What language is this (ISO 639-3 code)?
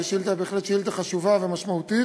heb